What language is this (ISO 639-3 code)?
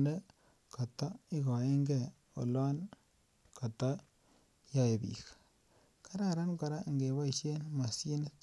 kln